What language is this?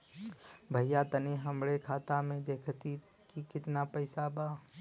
Bhojpuri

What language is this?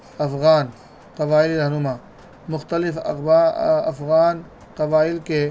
Urdu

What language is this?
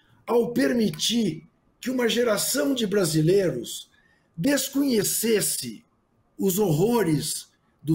Portuguese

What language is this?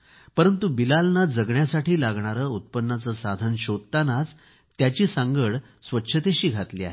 Marathi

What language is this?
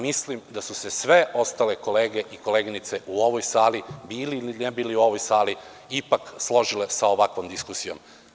Serbian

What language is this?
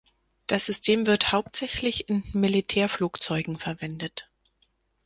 German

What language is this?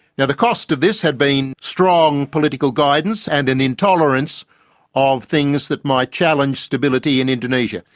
English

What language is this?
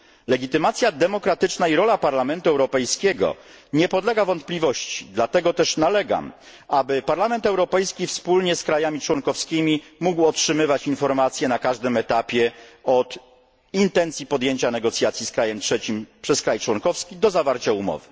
Polish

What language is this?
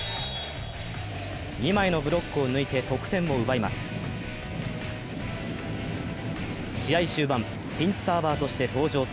Japanese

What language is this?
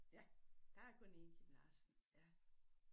Danish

